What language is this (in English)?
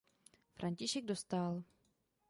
Czech